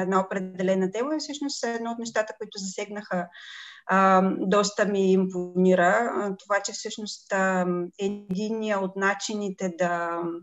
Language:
Bulgarian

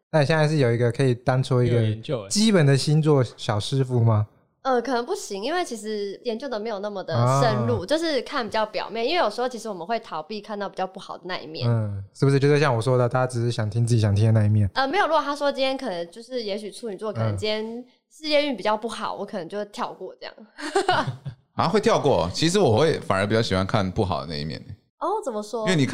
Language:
Chinese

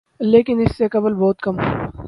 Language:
Urdu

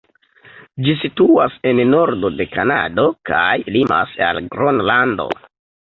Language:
Esperanto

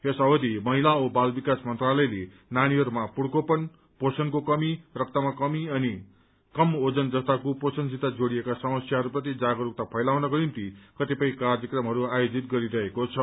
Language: Nepali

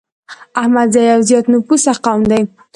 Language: Pashto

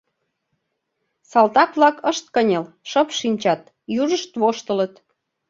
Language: Mari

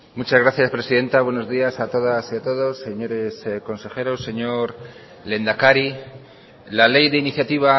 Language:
Spanish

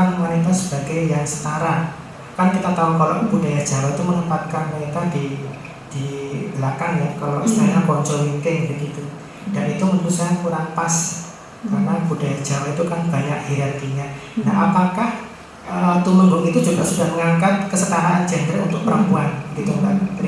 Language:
Indonesian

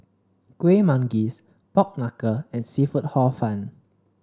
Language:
English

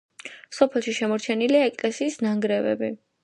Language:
Georgian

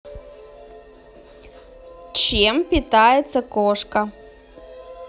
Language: Russian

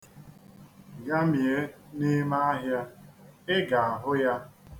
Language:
Igbo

